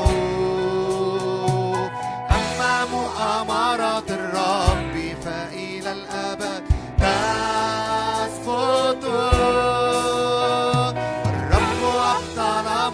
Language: Arabic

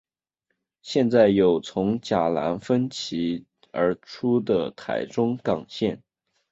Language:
Chinese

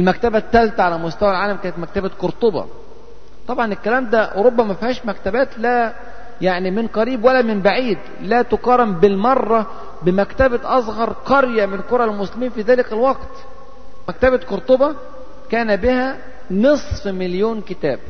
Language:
Arabic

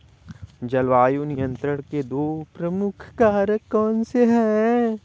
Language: Hindi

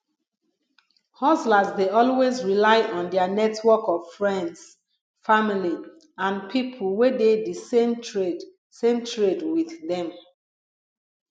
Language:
Nigerian Pidgin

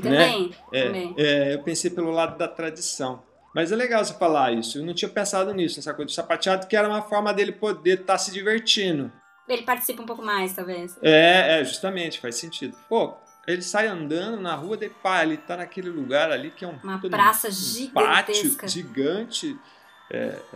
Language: Portuguese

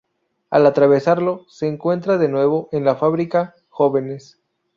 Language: Spanish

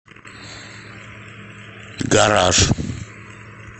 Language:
Russian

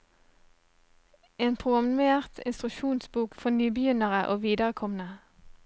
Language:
Norwegian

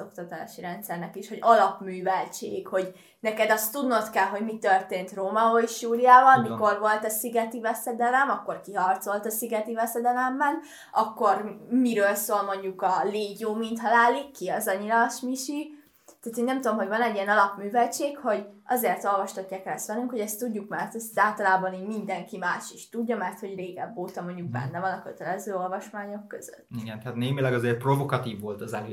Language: Hungarian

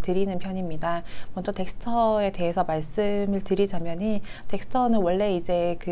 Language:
Korean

